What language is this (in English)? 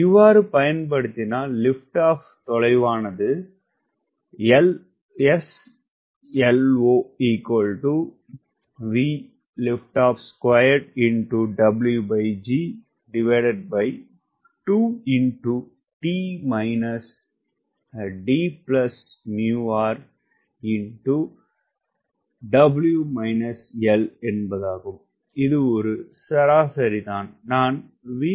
Tamil